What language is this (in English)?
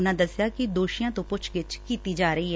Punjabi